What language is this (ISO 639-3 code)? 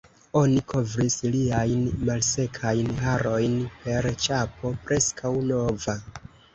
epo